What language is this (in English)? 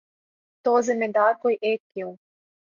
Urdu